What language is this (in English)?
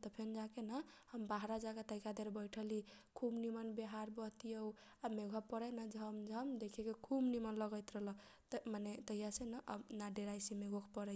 Kochila Tharu